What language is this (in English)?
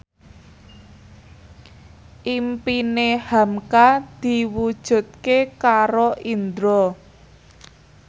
Javanese